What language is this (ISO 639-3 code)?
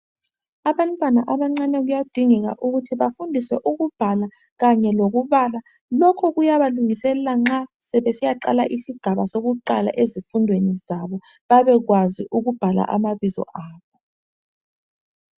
nde